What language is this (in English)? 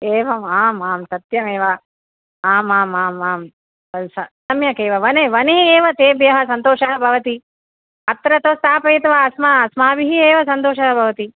Sanskrit